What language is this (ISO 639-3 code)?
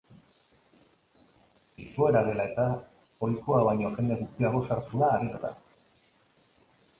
eus